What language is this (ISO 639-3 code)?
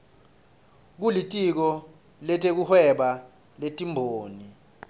ssw